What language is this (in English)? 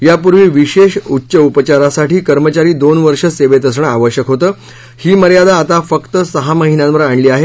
Marathi